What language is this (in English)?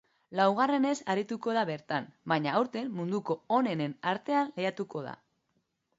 Basque